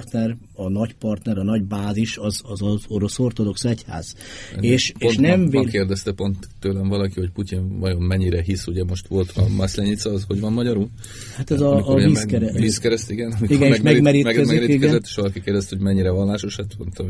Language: Hungarian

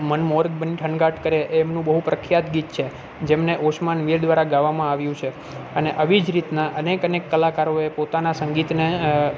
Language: Gujarati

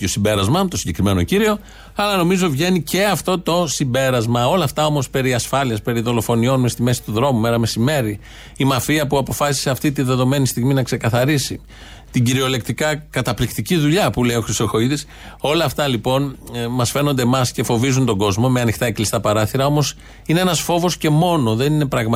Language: Greek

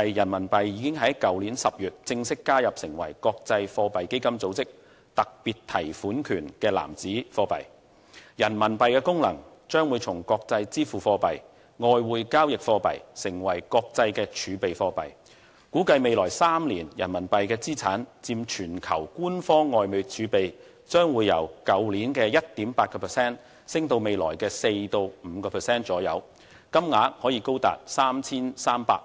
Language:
Cantonese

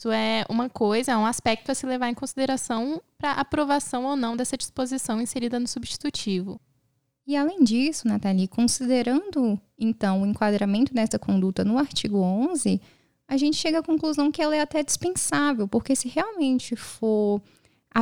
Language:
Portuguese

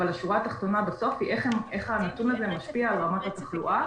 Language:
Hebrew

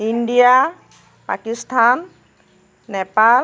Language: Assamese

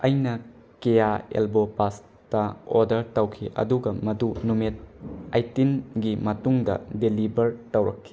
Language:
Manipuri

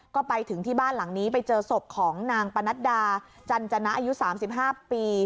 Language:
Thai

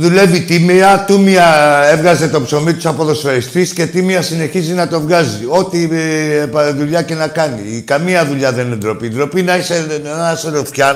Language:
Greek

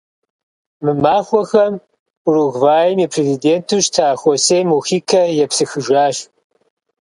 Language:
Kabardian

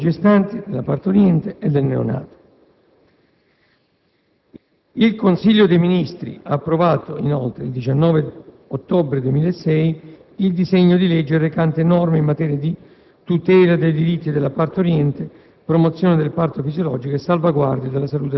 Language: Italian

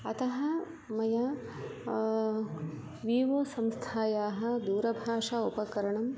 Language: Sanskrit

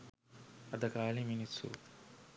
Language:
Sinhala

